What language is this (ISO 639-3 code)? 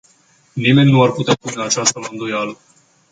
ron